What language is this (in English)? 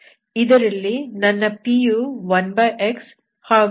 Kannada